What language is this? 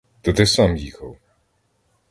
Ukrainian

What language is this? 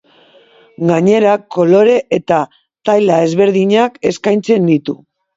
Basque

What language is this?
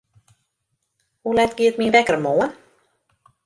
Western Frisian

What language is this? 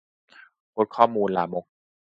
Thai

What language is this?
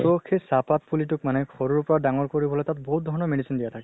Assamese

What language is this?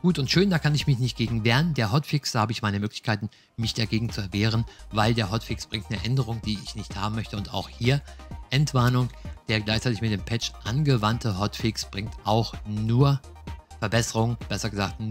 German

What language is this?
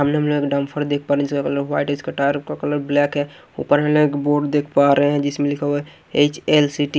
Hindi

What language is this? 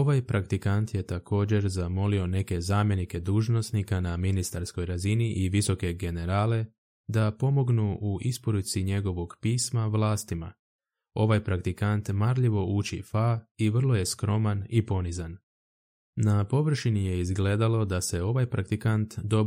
Croatian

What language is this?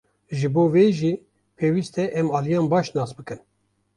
Kurdish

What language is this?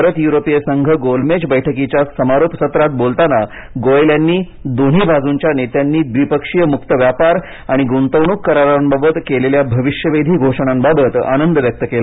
Marathi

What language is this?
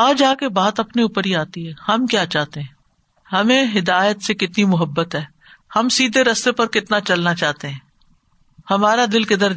Urdu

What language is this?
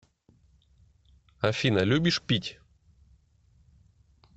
Russian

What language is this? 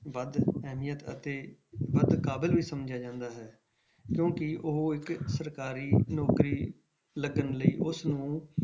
Punjabi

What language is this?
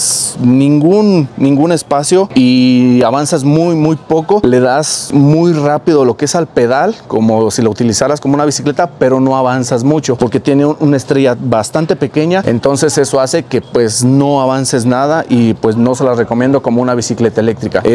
Spanish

